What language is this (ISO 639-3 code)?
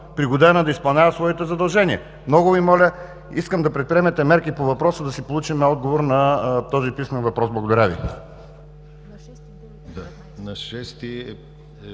bul